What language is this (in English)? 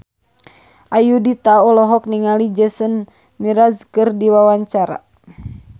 Sundanese